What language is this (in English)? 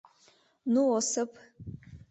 Mari